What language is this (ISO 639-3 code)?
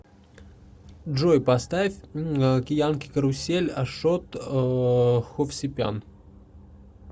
rus